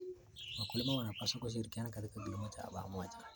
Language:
Kalenjin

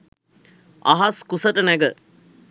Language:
Sinhala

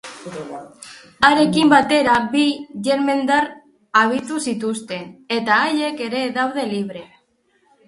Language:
Basque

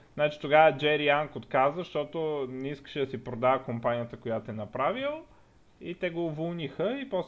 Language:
Bulgarian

